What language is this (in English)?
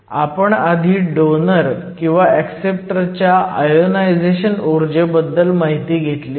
Marathi